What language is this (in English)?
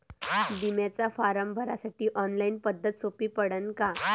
Marathi